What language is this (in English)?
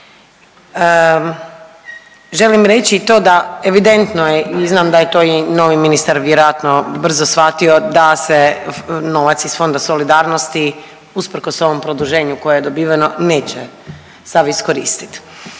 Croatian